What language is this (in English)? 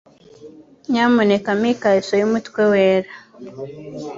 Kinyarwanda